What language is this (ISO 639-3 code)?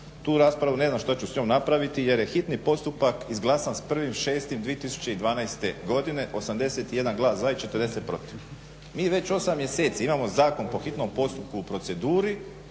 hrv